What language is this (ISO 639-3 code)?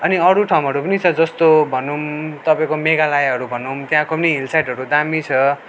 nep